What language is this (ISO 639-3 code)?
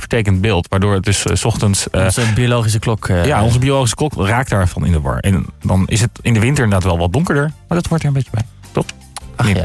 nld